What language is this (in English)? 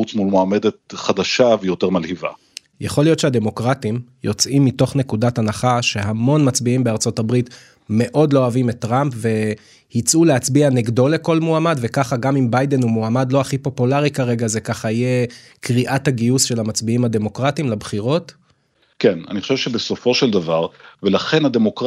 Hebrew